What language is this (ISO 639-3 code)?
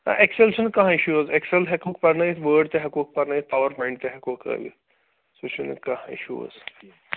kas